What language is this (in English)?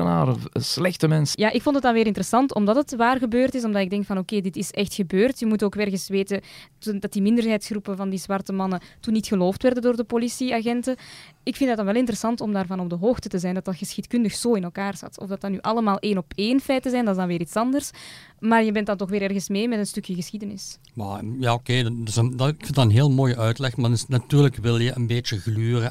Dutch